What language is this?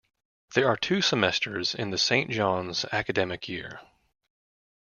English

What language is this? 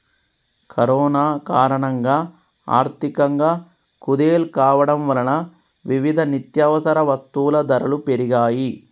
Telugu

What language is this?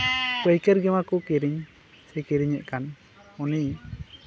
Santali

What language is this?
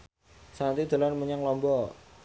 Javanese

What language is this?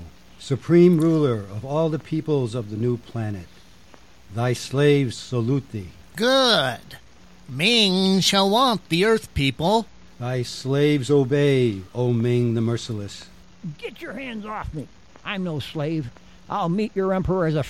English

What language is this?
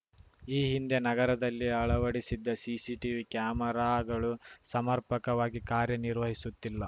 Kannada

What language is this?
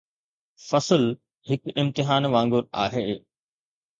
Sindhi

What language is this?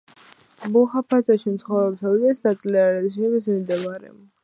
Georgian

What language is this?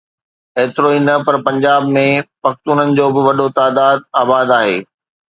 Sindhi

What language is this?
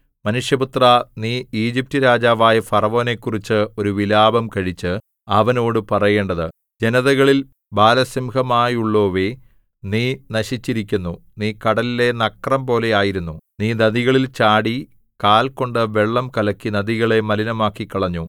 Malayalam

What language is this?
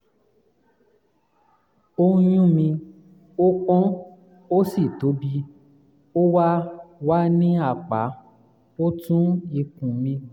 Yoruba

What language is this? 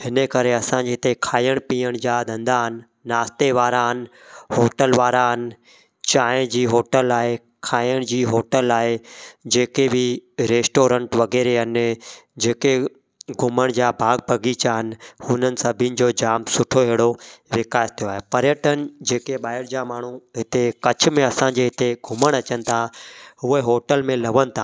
Sindhi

